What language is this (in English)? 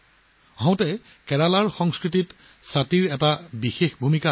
Assamese